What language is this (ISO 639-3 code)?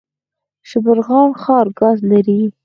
pus